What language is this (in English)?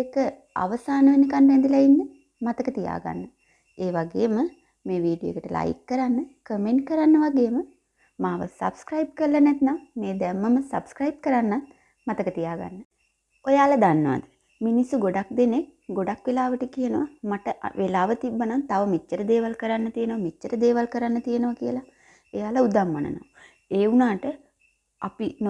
Sinhala